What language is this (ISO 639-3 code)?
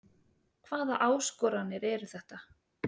isl